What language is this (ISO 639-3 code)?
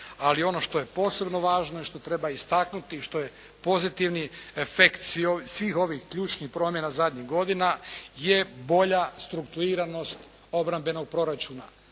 hrv